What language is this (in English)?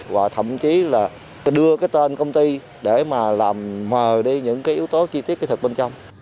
Vietnamese